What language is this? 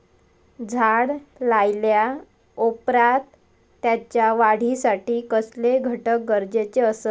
Marathi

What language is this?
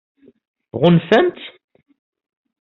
Kabyle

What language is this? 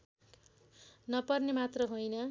Nepali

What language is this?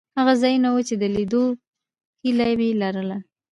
Pashto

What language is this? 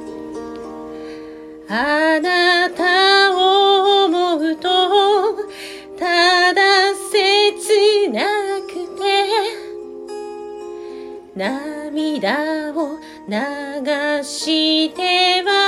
Japanese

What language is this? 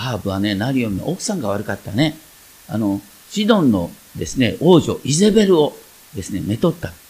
Japanese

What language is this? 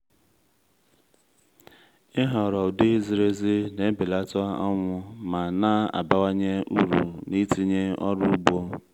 Igbo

